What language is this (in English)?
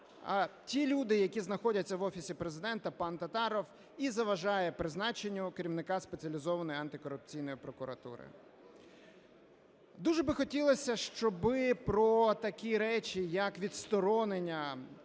Ukrainian